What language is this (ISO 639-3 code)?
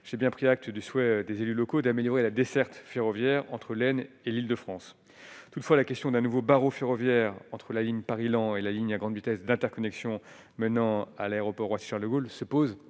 fra